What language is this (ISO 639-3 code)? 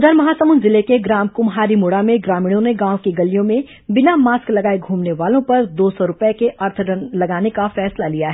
hin